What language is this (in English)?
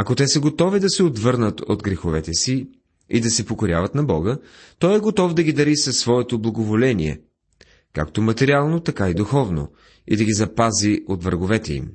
Bulgarian